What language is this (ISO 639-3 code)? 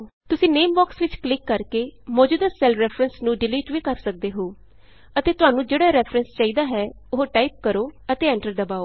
pan